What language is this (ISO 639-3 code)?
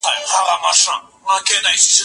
pus